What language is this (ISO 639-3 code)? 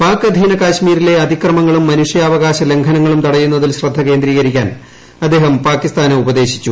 mal